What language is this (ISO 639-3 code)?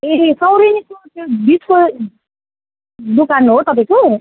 nep